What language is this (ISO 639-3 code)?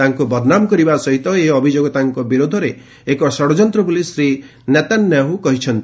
ori